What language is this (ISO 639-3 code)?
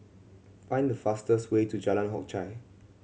eng